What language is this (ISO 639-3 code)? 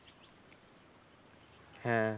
ben